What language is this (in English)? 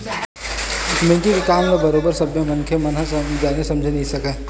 Chhattisgarhi